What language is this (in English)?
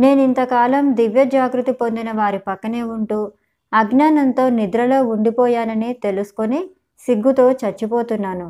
Telugu